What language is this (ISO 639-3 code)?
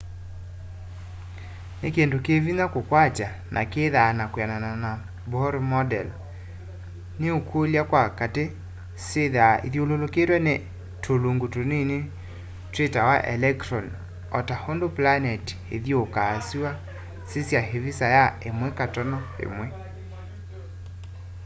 kam